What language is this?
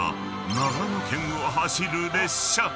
Japanese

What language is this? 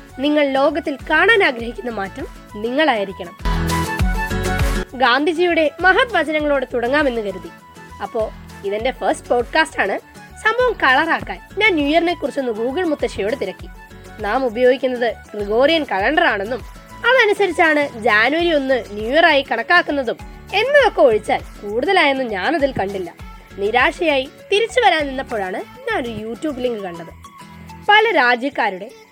Malayalam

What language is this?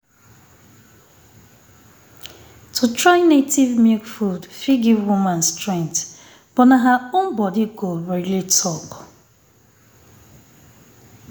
Nigerian Pidgin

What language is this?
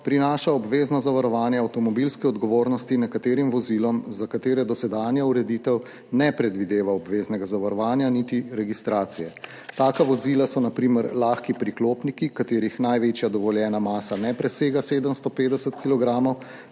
Slovenian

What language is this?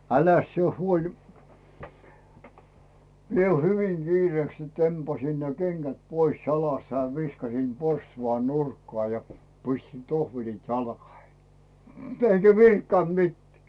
Finnish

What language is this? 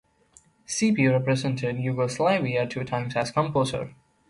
English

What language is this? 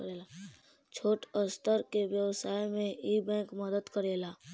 Bhojpuri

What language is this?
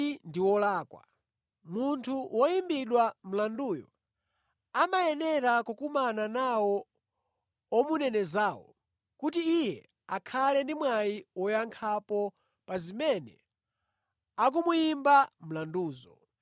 Nyanja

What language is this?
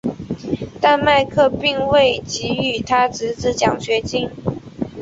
Chinese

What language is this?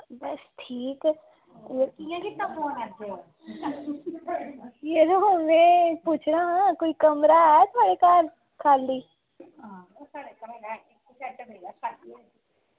Dogri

